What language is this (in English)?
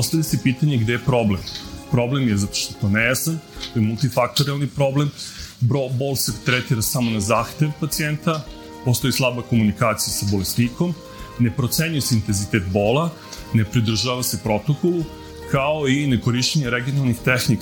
Croatian